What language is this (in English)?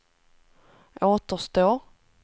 Swedish